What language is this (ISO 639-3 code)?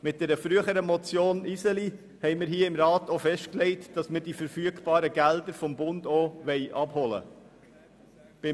gsw